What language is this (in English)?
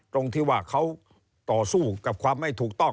Thai